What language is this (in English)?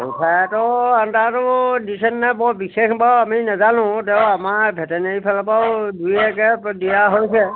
Assamese